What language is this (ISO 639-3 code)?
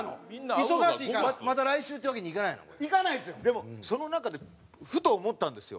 jpn